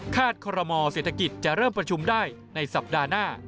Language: Thai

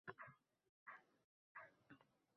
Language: Uzbek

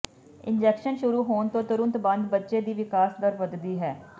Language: Punjabi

